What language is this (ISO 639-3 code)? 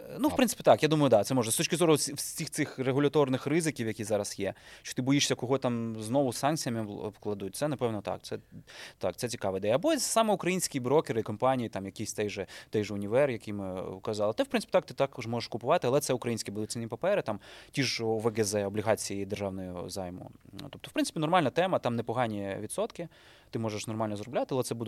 ukr